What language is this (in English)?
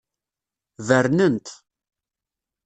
Kabyle